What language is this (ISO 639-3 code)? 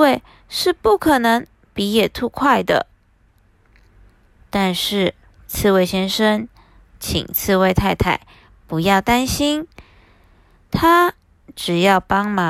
zho